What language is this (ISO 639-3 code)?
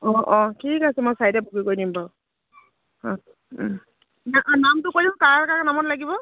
asm